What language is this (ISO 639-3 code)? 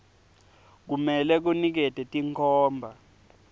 ssw